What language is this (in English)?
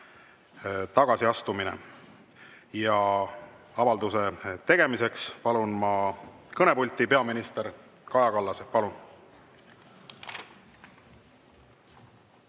Estonian